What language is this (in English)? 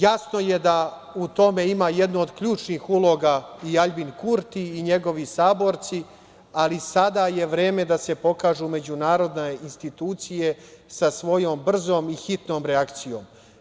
Serbian